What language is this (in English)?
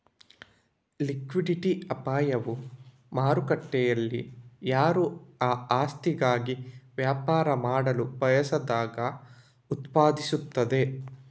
Kannada